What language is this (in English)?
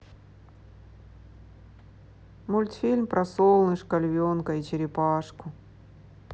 Russian